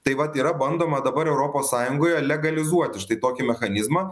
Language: Lithuanian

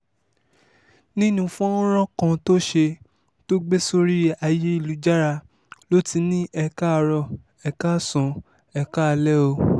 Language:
Yoruba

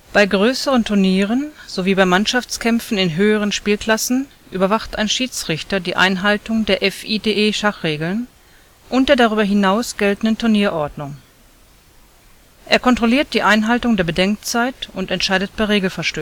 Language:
German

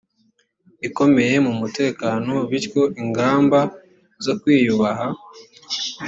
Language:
Kinyarwanda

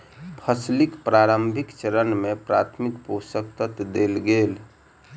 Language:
Maithili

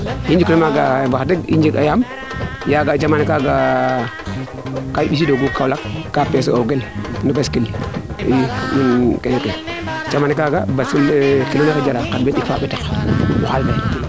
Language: Serer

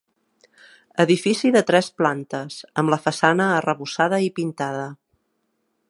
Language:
Catalan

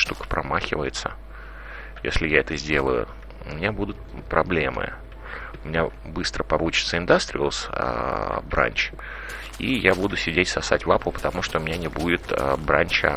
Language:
Russian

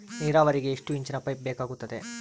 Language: Kannada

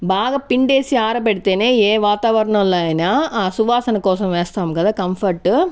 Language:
Telugu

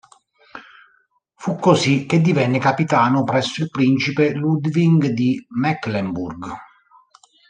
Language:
Italian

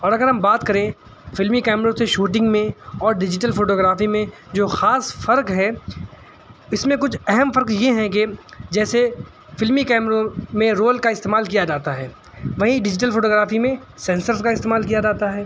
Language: Urdu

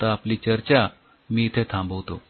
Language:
Marathi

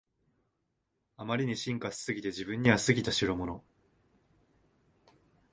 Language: Japanese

